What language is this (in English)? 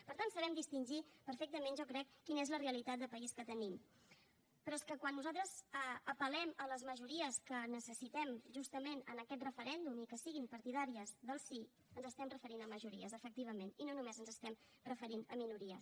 Catalan